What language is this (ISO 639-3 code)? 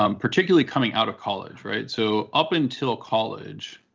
eng